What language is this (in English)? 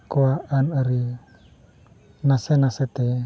Santali